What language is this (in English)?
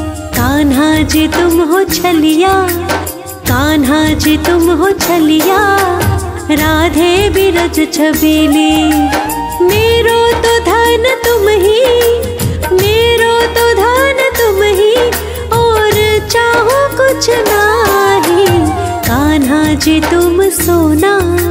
Hindi